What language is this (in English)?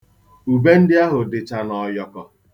Igbo